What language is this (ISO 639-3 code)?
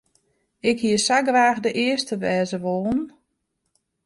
fry